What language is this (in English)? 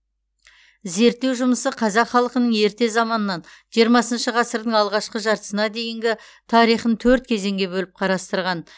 Kazakh